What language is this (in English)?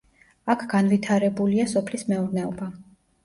Georgian